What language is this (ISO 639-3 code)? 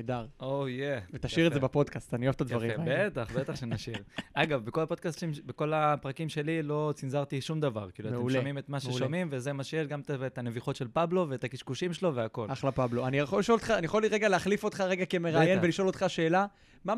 heb